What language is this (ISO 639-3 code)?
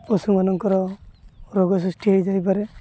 ori